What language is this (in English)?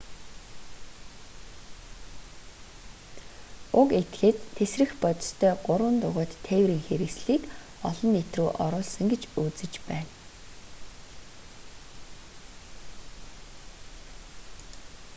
Mongolian